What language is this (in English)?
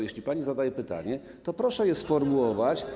Polish